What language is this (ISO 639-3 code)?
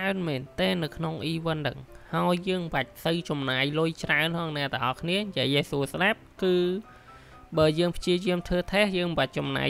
tha